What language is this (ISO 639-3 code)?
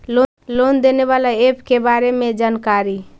mag